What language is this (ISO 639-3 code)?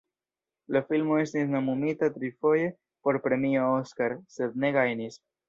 epo